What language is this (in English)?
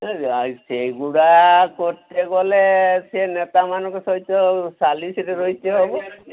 Odia